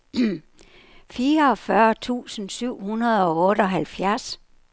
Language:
Danish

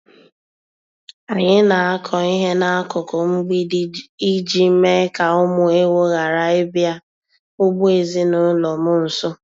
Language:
Igbo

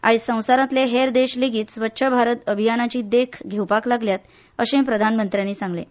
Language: Konkani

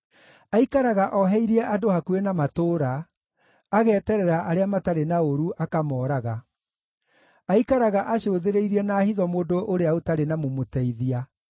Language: Kikuyu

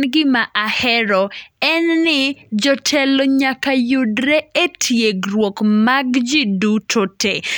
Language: Luo (Kenya and Tanzania)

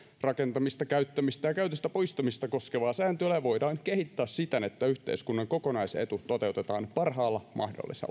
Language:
Finnish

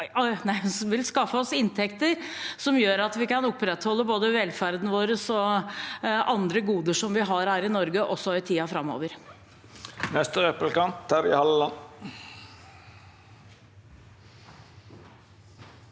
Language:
Norwegian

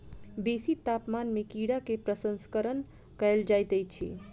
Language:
Maithili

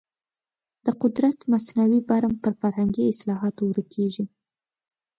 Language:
Pashto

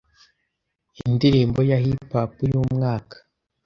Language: Kinyarwanda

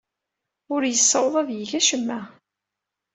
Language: Kabyle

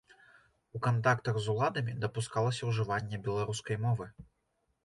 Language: Belarusian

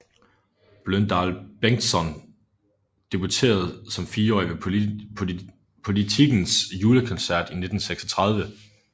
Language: Danish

